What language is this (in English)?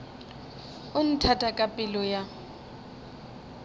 Northern Sotho